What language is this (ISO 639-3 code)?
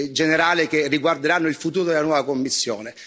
ita